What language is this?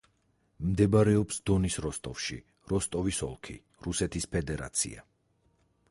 Georgian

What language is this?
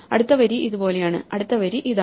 Malayalam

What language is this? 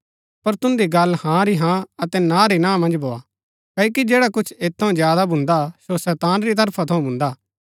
Gaddi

